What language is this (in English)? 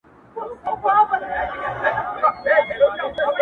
Pashto